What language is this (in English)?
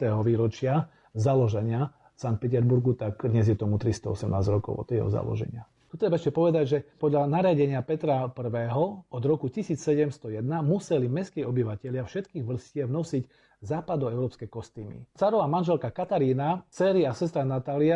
Slovak